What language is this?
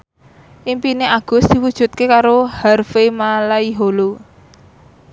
Javanese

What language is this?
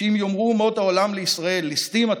Hebrew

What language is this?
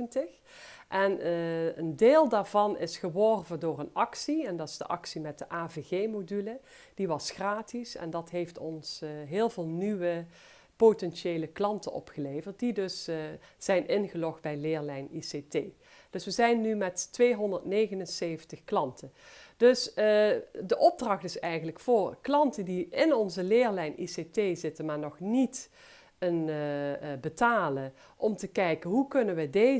Dutch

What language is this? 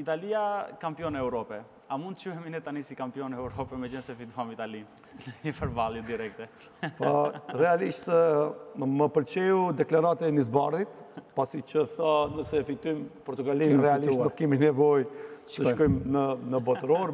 Romanian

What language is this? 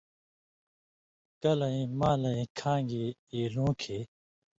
Indus Kohistani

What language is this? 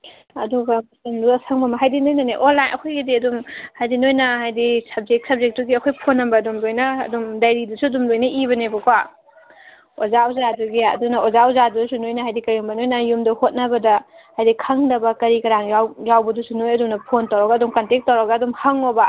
Manipuri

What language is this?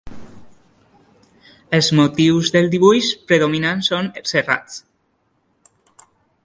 Catalan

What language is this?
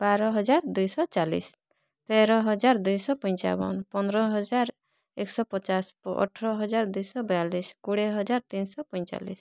Odia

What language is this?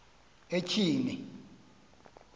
Xhosa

